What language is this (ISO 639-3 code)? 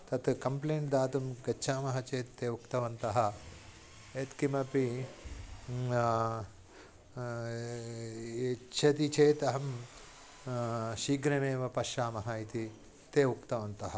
san